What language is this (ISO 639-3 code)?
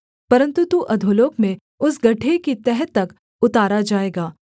hin